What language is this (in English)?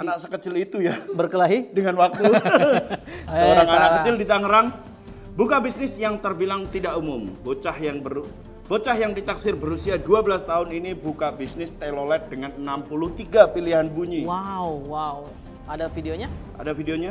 Indonesian